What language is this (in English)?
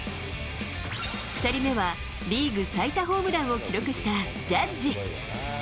Japanese